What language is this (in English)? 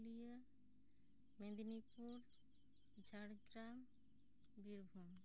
Santali